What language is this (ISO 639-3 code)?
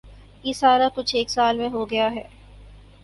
urd